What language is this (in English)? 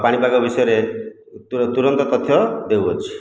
Odia